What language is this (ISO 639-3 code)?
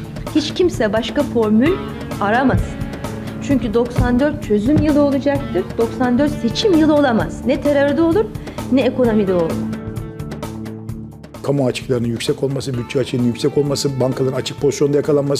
tur